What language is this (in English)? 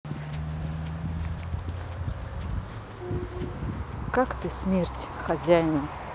Russian